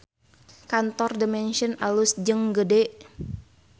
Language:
Sundanese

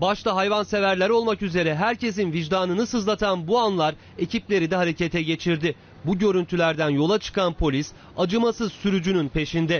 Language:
Turkish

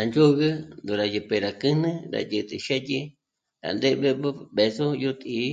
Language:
Michoacán Mazahua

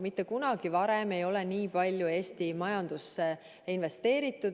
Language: Estonian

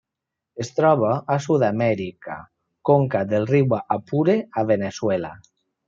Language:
Catalan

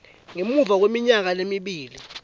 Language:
Swati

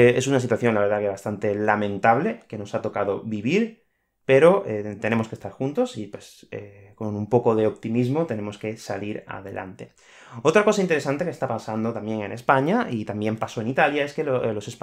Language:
Spanish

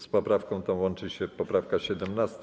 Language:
Polish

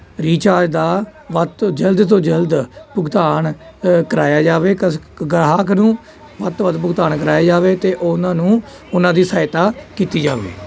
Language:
Punjabi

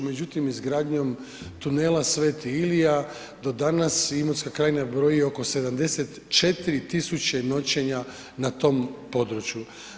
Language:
Croatian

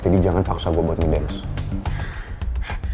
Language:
Indonesian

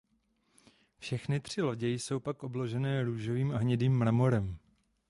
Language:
Czech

